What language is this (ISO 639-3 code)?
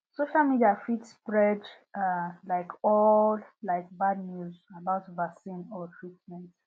pcm